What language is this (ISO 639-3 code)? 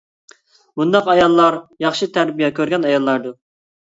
uig